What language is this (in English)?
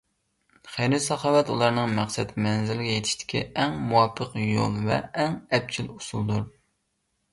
Uyghur